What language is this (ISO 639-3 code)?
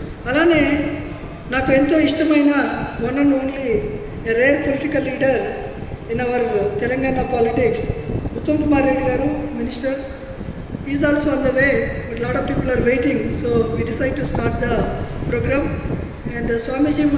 tel